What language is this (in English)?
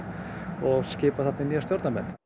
Icelandic